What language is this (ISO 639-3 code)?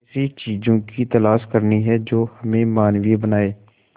hin